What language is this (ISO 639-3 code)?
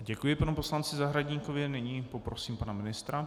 ces